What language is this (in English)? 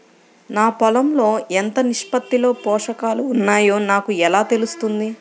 Telugu